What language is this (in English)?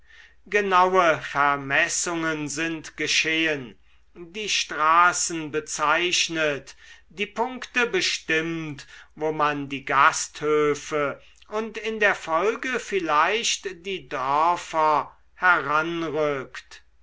German